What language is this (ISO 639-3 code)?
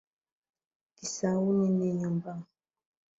swa